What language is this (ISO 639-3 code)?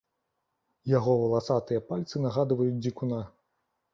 bel